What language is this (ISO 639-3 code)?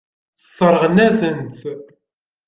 kab